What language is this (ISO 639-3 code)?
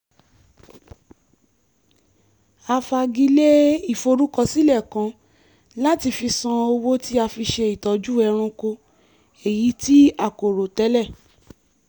yor